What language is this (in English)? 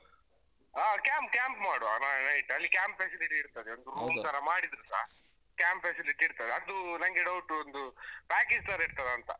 Kannada